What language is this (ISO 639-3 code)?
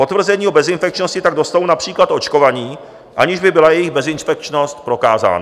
ces